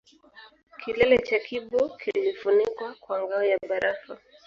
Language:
Swahili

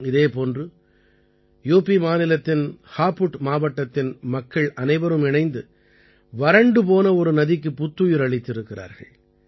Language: Tamil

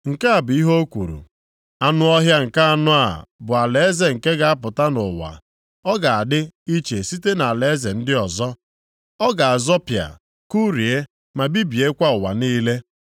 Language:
Igbo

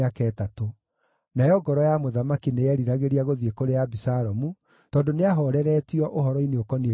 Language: Kikuyu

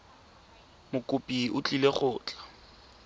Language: Tswana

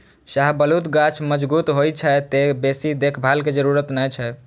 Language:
Maithili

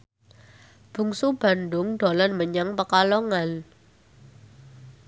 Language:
Javanese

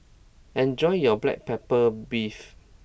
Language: English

